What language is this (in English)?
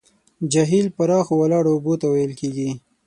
Pashto